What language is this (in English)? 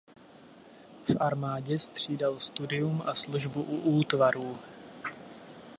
Czech